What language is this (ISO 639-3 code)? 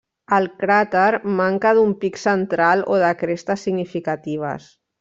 cat